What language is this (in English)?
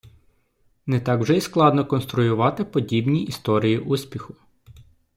Ukrainian